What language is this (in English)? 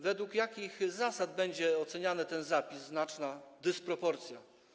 Polish